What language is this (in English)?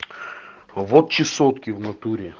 Russian